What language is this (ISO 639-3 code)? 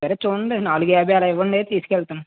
tel